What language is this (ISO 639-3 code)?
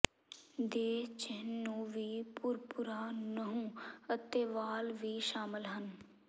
pan